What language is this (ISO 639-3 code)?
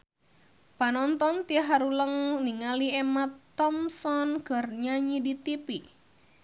sun